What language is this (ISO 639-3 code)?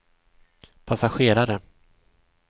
swe